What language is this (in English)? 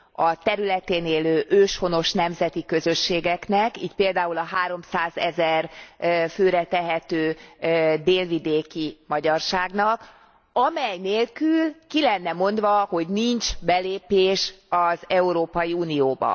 Hungarian